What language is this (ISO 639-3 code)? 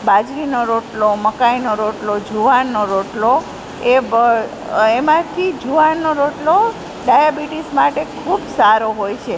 guj